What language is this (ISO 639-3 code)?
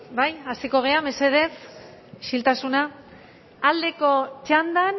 eus